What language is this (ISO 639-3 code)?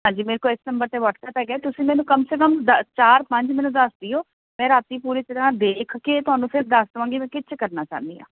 pan